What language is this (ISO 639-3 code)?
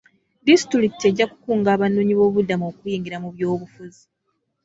lug